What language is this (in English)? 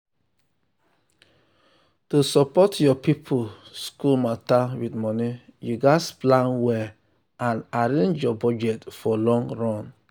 Nigerian Pidgin